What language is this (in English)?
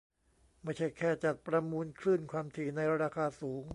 Thai